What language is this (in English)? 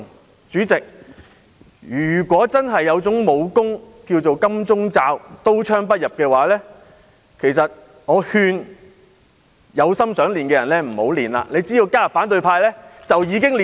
Cantonese